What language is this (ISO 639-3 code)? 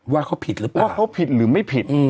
tha